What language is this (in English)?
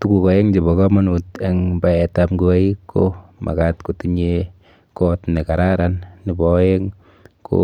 Kalenjin